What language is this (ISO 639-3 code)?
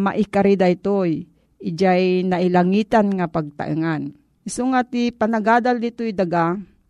fil